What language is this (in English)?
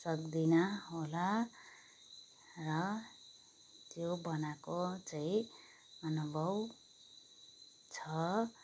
Nepali